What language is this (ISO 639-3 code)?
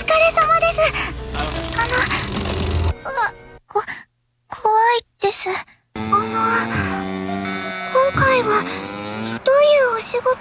jpn